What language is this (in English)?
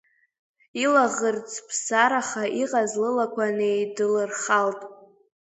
Abkhazian